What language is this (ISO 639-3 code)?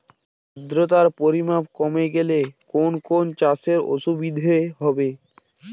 ben